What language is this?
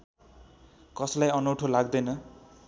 Nepali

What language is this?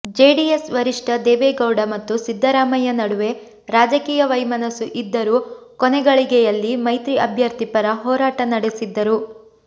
Kannada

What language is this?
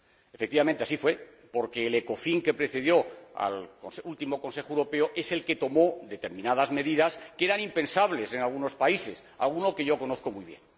Spanish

